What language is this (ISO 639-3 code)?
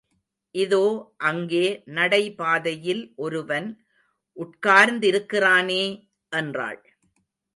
tam